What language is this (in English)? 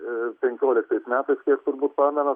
Lithuanian